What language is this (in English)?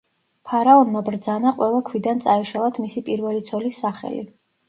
Georgian